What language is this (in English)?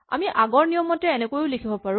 Assamese